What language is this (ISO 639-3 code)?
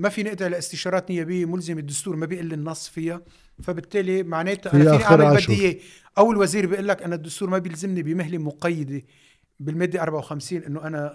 ara